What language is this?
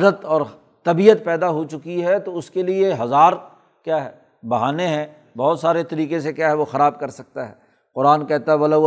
Urdu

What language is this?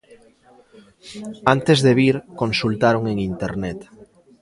Galician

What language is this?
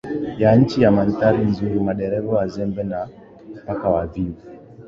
Swahili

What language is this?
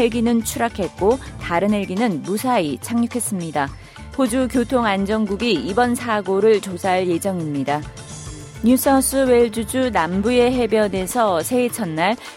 Korean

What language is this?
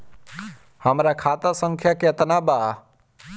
Bhojpuri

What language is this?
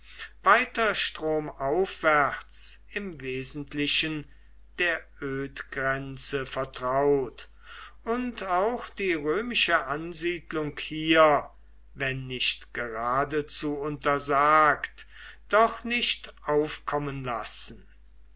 German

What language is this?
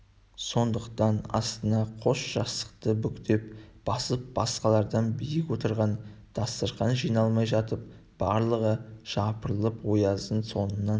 Kazakh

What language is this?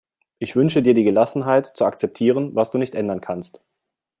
German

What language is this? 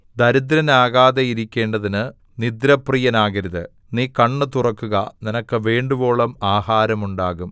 Malayalam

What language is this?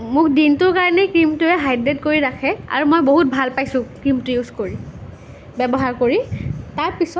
Assamese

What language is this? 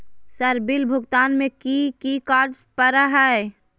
Magahi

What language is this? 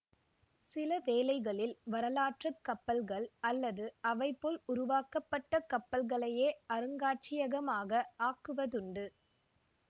Tamil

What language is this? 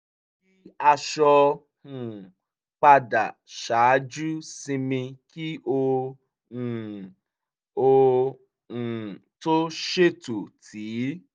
Yoruba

